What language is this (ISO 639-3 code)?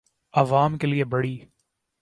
urd